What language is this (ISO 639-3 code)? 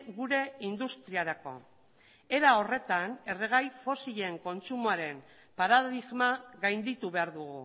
eus